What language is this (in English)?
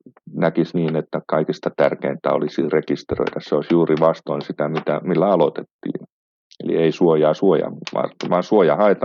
Finnish